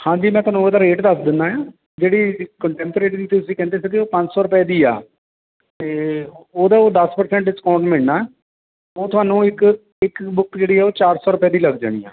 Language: Punjabi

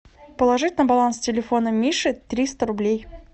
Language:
Russian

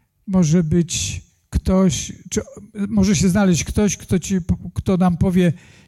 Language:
Polish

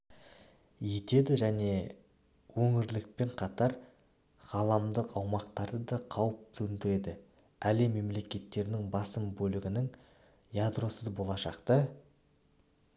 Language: Kazakh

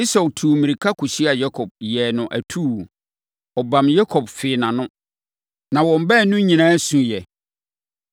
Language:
Akan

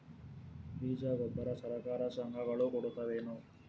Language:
Kannada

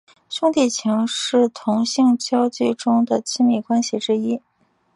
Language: Chinese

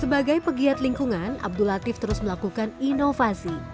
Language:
Indonesian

